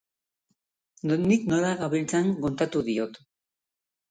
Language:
Basque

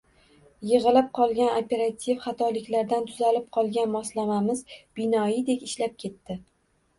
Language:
Uzbek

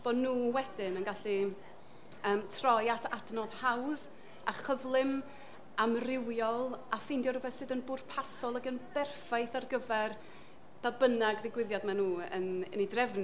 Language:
Welsh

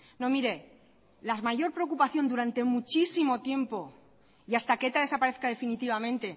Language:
Spanish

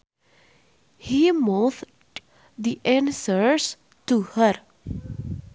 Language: Sundanese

